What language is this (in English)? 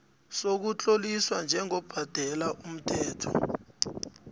South Ndebele